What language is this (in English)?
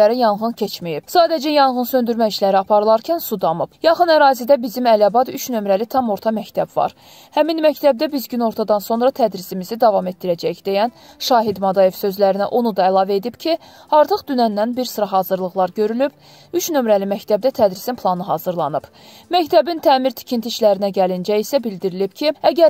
Turkish